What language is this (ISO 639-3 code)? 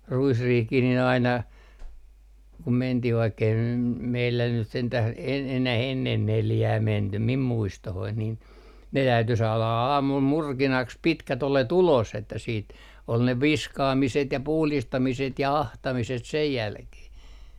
fin